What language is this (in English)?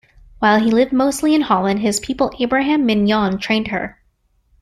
English